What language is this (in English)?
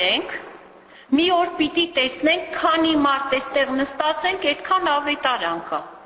Turkish